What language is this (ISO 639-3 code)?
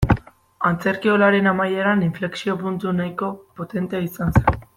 eus